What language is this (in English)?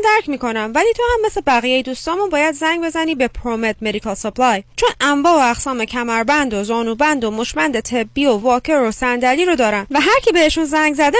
Persian